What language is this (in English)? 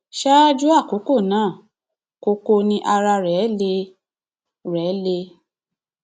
Yoruba